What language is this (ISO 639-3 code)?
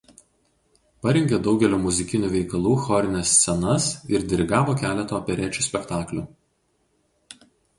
lit